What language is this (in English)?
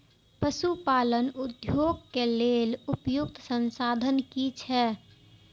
Maithili